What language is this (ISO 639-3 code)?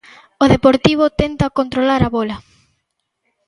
glg